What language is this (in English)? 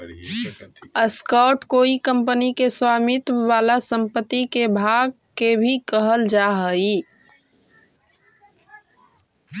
Magahi